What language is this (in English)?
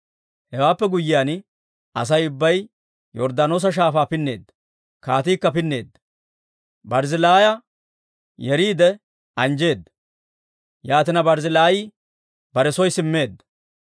Dawro